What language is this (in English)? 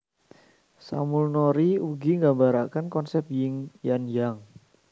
Javanese